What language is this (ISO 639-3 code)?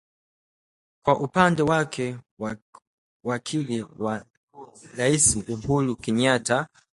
swa